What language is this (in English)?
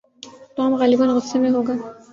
Urdu